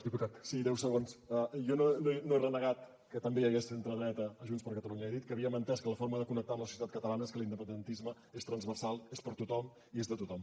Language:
Catalan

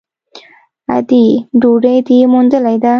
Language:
Pashto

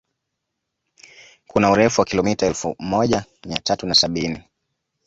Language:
Swahili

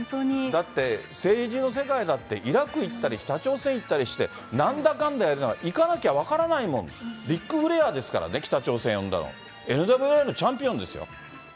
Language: Japanese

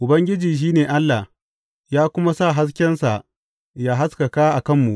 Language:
Hausa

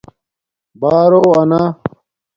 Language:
Domaaki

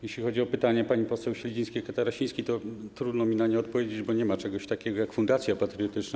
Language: Polish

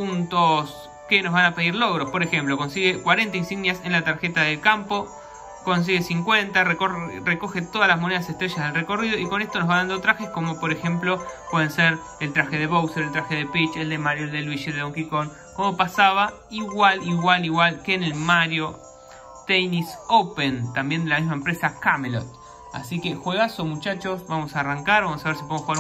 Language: Spanish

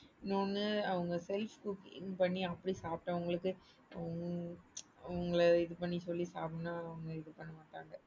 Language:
Tamil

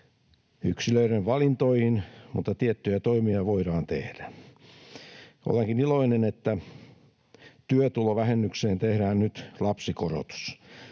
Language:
Finnish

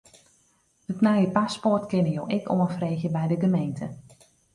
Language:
Western Frisian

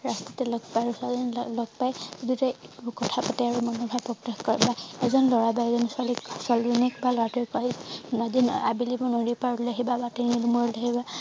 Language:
Assamese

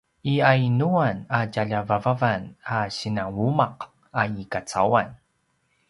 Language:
Paiwan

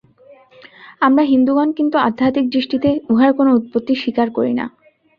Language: Bangla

